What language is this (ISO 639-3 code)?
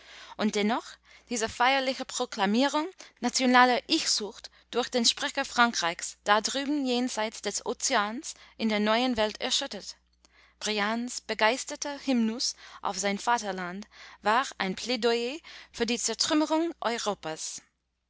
deu